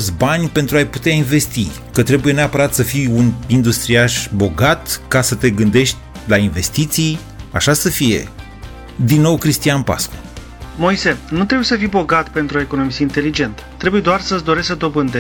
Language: Romanian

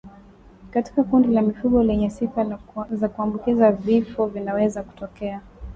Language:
Swahili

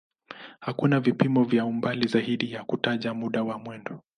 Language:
Swahili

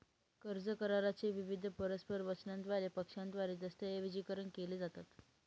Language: Marathi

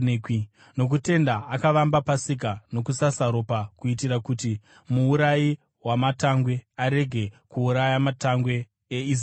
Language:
Shona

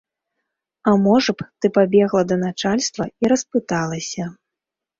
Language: Belarusian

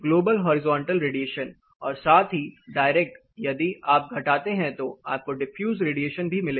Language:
Hindi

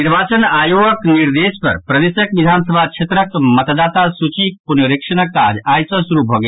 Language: Maithili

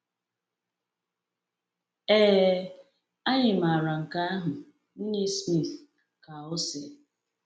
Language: Igbo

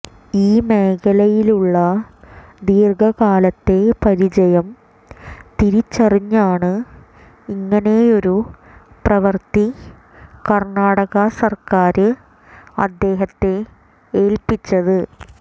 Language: Malayalam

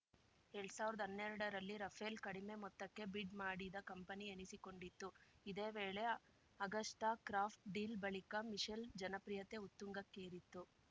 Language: Kannada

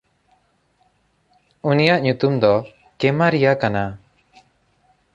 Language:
Santali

